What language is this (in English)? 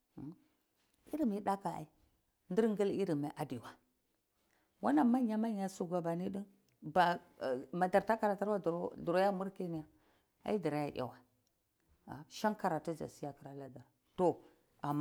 Cibak